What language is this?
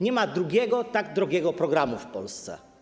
Polish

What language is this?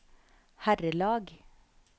Norwegian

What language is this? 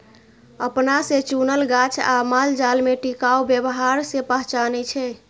Maithili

